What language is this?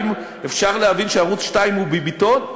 Hebrew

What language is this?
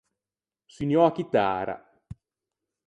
Ligurian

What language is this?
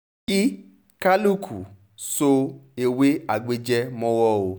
Yoruba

